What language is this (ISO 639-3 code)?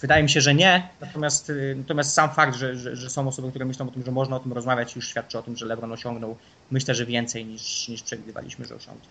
pol